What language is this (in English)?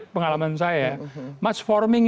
Indonesian